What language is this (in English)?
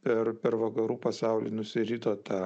Lithuanian